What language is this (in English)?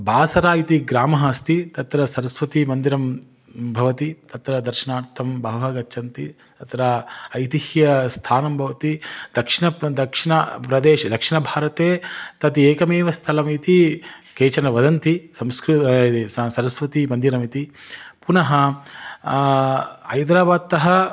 Sanskrit